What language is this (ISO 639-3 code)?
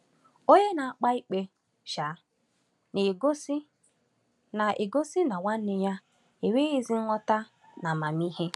ibo